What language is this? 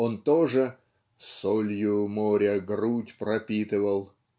Russian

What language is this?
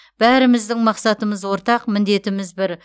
Kazakh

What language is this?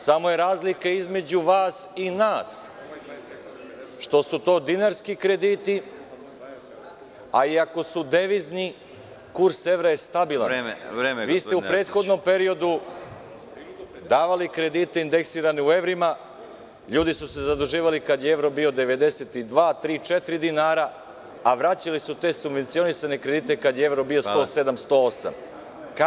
Serbian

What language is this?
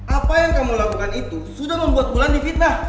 Indonesian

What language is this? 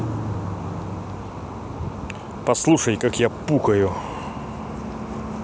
Russian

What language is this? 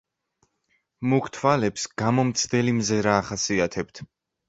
Georgian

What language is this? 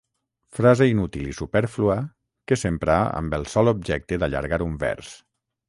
Catalan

